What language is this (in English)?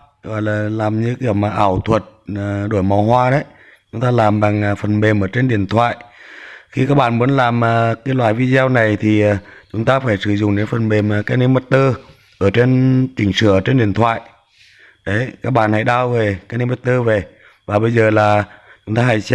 Vietnamese